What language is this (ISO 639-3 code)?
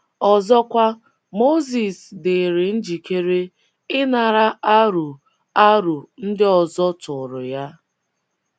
ibo